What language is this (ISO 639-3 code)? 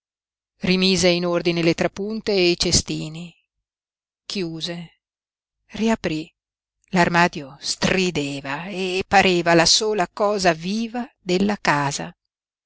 ita